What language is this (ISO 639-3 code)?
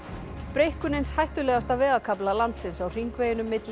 isl